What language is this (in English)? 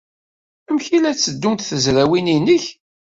Kabyle